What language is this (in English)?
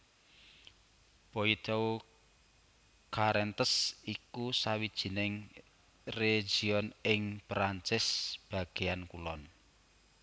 Javanese